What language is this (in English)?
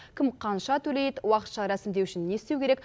Kazakh